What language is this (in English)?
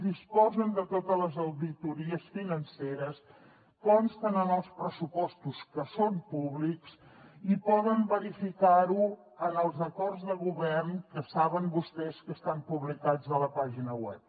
Catalan